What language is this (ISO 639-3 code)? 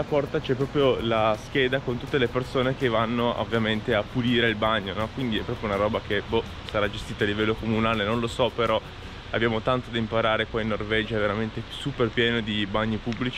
ita